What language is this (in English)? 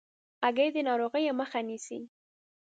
Pashto